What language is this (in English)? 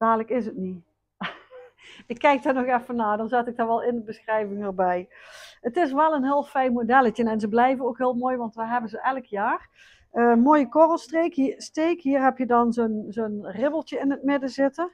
Dutch